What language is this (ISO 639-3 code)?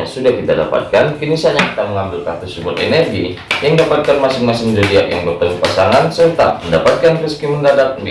ind